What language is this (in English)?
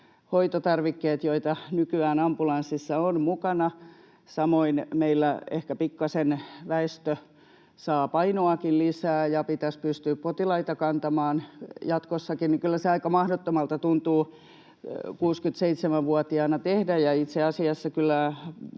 Finnish